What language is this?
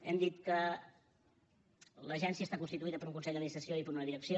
Catalan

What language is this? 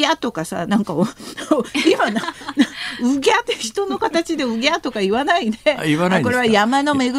Japanese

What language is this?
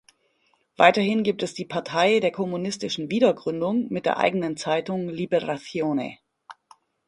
German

